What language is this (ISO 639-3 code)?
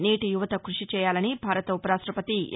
tel